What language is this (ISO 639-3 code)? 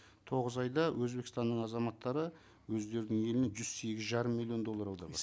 kaz